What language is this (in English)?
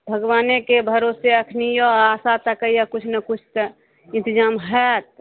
Maithili